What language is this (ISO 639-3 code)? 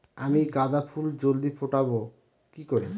ben